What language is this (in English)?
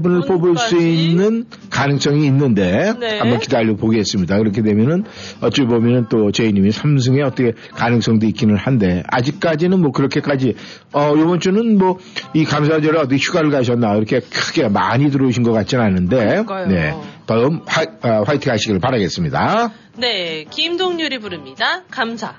Korean